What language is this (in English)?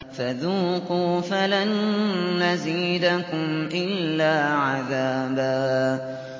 Arabic